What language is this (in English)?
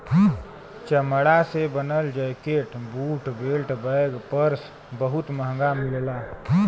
Bhojpuri